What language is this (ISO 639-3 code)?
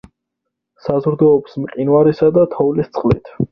kat